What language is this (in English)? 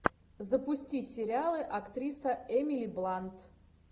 Russian